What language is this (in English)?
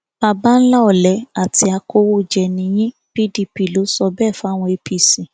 Yoruba